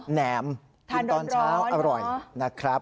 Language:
Thai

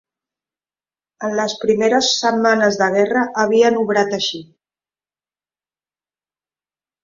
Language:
Catalan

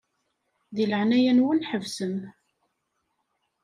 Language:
Kabyle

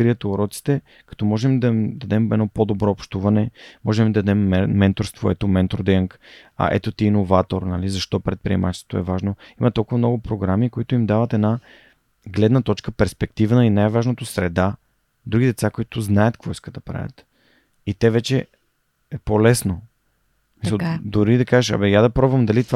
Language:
Bulgarian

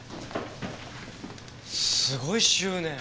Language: Japanese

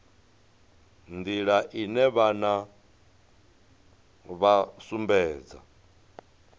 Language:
Venda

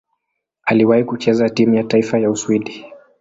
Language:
Swahili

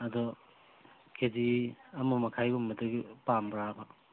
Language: Manipuri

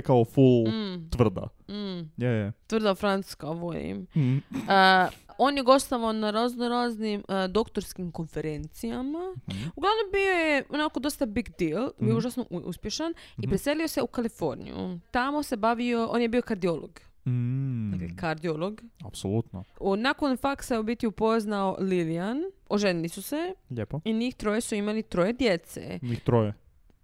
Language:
Croatian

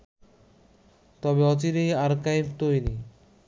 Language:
Bangla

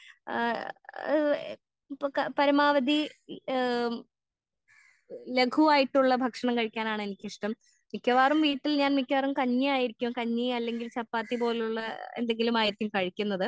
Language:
Malayalam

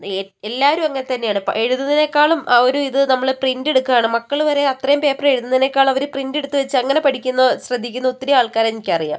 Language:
Malayalam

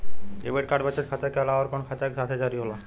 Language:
Bhojpuri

